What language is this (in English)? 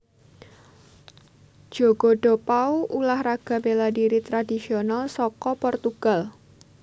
Javanese